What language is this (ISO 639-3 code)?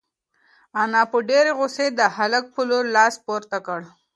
pus